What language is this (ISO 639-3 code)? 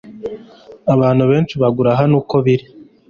kin